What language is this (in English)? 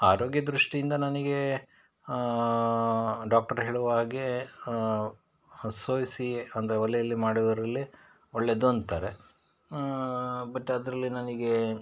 Kannada